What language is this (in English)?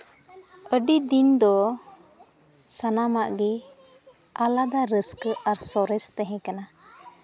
Santali